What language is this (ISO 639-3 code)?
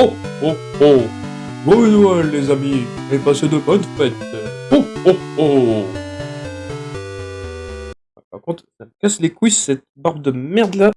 fra